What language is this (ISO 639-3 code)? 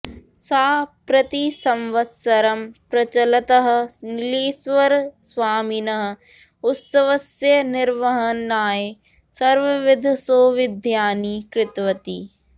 san